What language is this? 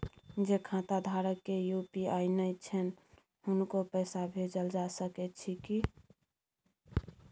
Maithili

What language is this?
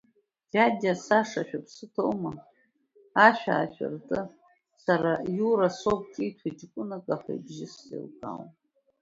Abkhazian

